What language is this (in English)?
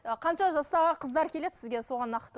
Kazakh